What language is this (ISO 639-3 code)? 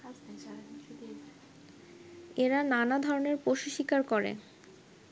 ben